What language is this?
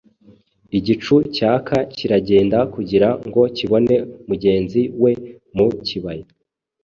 Kinyarwanda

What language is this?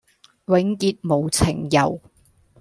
Cantonese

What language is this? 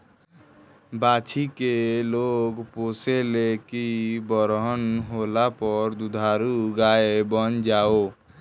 Bhojpuri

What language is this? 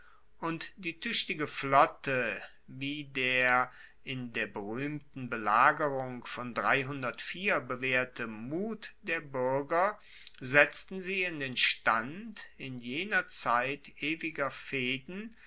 German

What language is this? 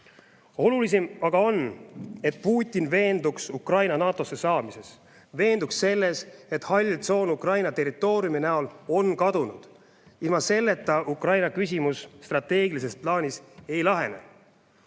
Estonian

